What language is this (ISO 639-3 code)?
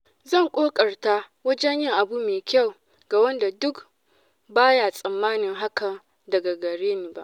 hau